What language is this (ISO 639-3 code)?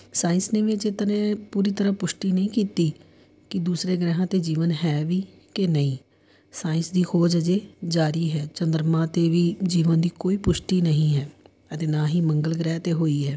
pan